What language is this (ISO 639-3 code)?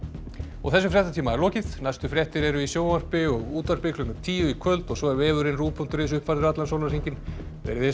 isl